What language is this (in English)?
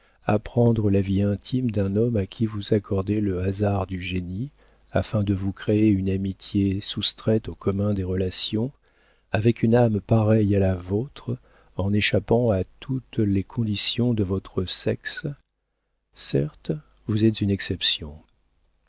French